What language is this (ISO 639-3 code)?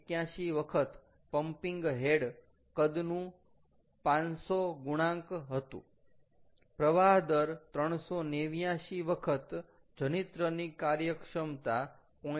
guj